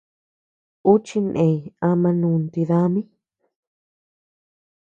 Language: Tepeuxila Cuicatec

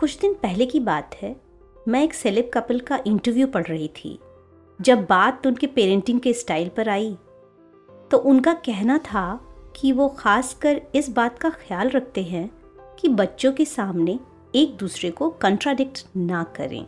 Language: Hindi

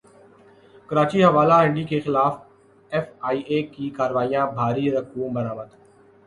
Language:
Urdu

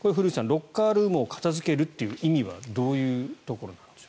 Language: Japanese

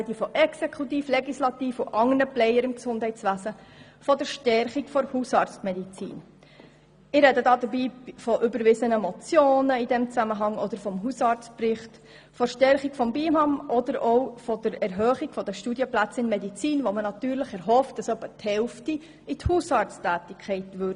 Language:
Swiss German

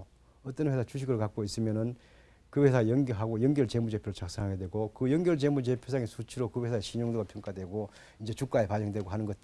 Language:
Korean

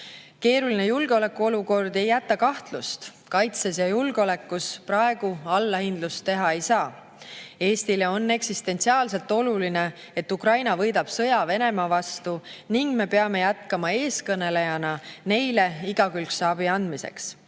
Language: Estonian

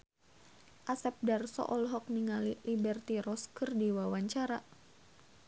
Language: Sundanese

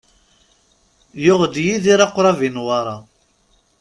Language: Kabyle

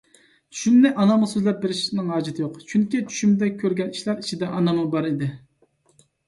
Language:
Uyghur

